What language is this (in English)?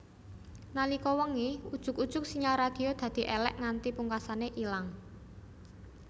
Javanese